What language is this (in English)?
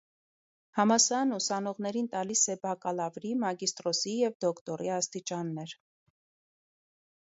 Armenian